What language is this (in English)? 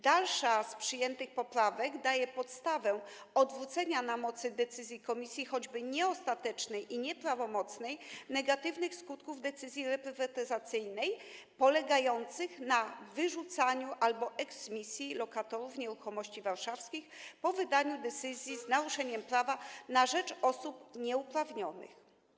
Polish